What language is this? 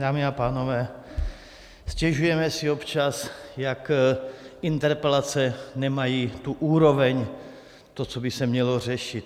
Czech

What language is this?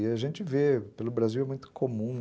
Portuguese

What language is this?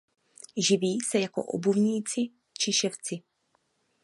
Czech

